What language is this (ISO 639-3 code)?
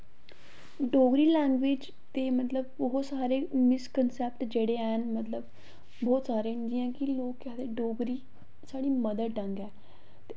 doi